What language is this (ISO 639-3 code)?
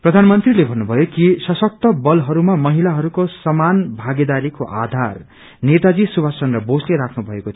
nep